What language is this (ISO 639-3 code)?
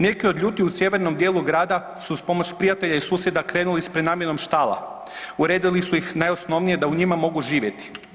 hrv